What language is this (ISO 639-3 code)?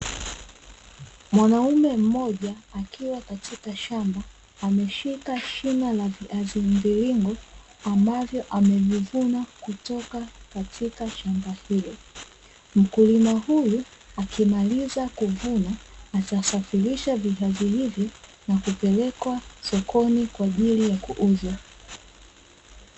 swa